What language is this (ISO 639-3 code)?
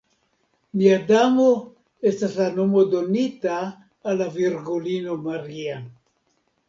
epo